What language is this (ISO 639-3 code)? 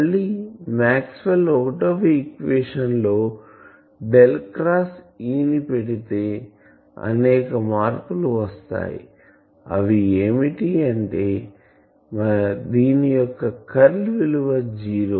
tel